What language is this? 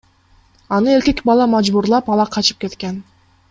Kyrgyz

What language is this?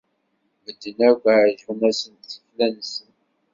Kabyle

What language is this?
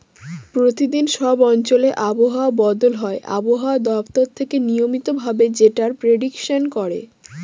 Bangla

